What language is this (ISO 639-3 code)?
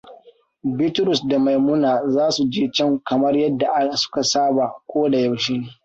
hau